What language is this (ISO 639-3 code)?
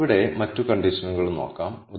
mal